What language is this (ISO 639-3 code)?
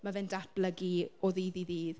cym